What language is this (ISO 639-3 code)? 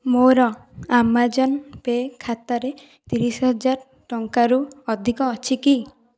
ori